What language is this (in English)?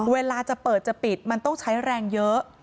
Thai